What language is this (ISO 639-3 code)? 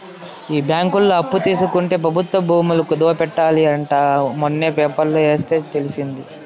tel